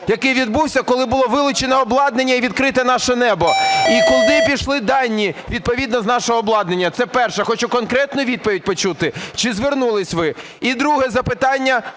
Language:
Ukrainian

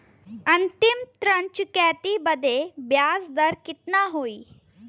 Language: Bhojpuri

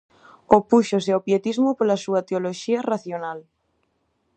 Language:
Galician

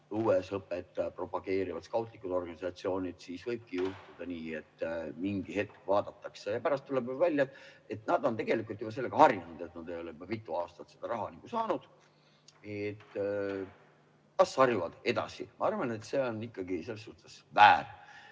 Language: Estonian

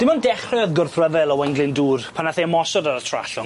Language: Welsh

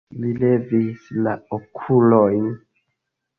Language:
Esperanto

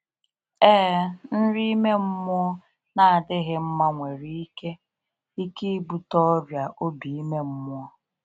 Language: Igbo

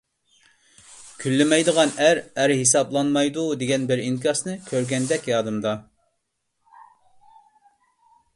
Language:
Uyghur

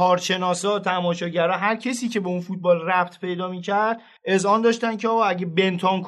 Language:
Persian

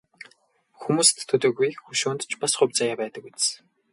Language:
Mongolian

